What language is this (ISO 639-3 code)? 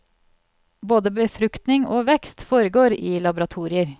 nor